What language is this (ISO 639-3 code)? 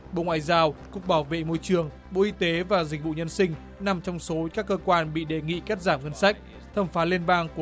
vie